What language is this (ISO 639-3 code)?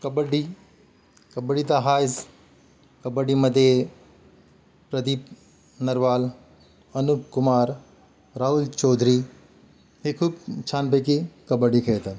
mar